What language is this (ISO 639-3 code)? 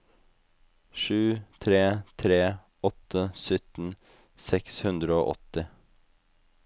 nor